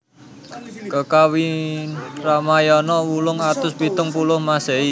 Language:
Javanese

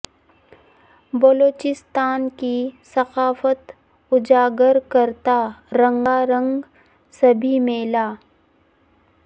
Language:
Urdu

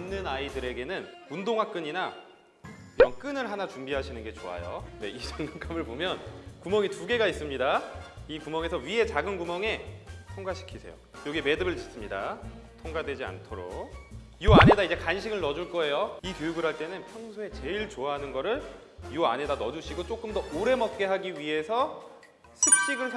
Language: Korean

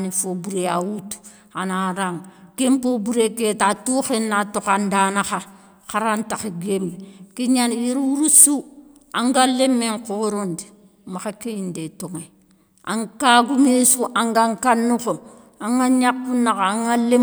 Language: Soninke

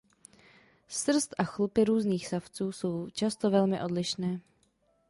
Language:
Czech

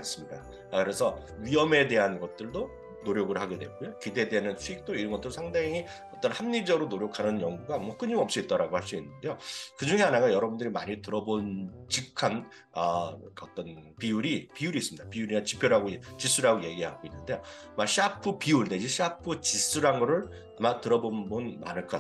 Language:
Korean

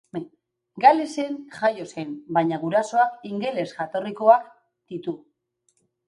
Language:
Basque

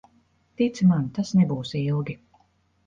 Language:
Latvian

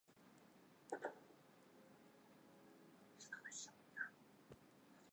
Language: Chinese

